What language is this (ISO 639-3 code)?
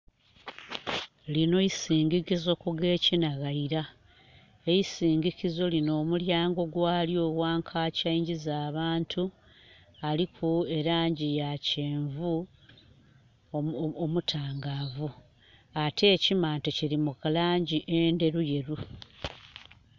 xog